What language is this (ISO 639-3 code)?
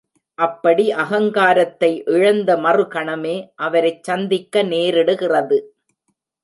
tam